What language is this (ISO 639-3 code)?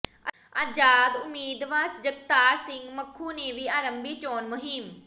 pan